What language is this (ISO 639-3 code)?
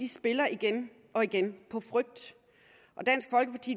dan